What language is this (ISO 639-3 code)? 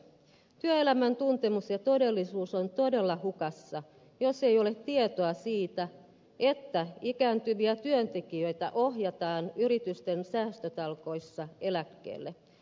fin